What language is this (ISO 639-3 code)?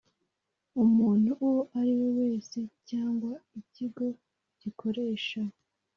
kin